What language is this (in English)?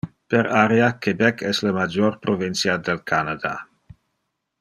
Interlingua